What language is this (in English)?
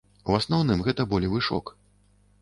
Belarusian